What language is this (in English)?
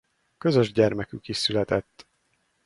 Hungarian